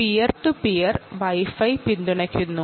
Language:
Malayalam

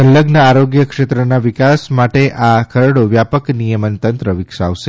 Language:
Gujarati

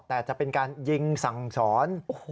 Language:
Thai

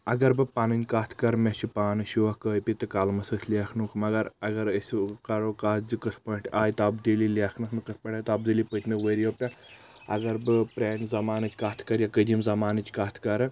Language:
Kashmiri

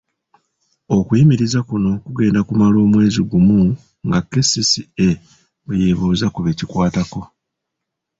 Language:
Ganda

